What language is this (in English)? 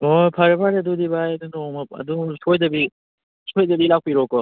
Manipuri